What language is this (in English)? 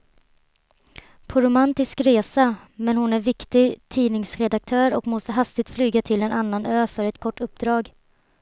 Swedish